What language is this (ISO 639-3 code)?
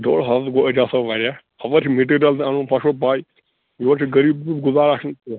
kas